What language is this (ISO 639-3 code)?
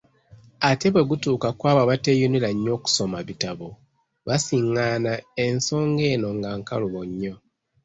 lug